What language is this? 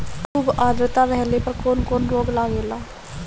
Bhojpuri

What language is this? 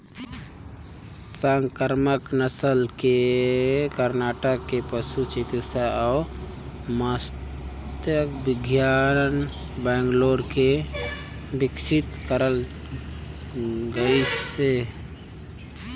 Chhattisgarhi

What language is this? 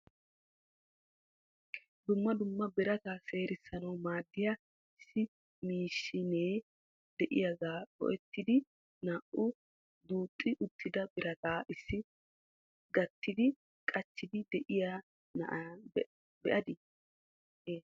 Wolaytta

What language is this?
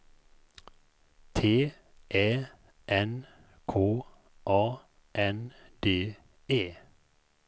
Swedish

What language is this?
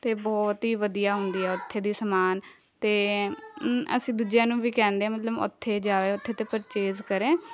Punjabi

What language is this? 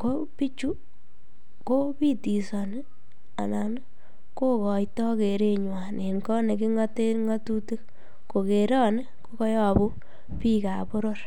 Kalenjin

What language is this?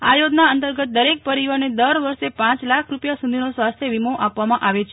Gujarati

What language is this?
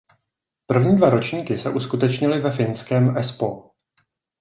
Czech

